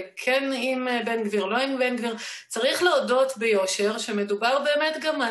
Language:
Hebrew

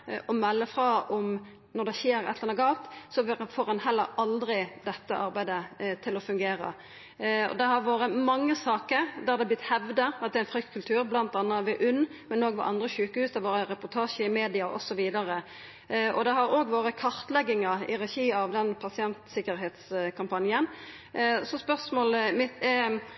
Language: Norwegian Nynorsk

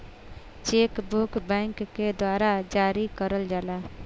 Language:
Bhojpuri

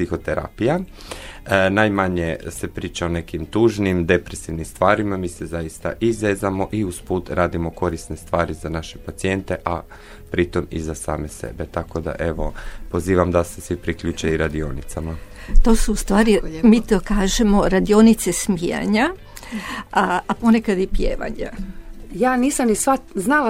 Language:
Croatian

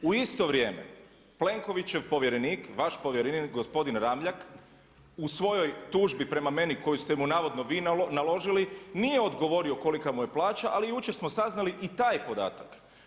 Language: Croatian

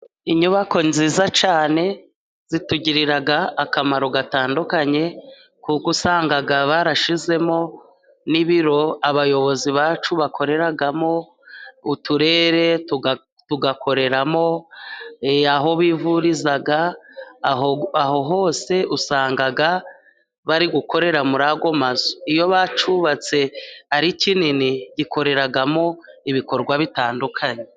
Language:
Kinyarwanda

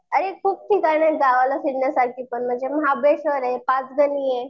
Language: Marathi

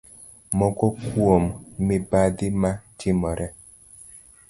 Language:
Luo (Kenya and Tanzania)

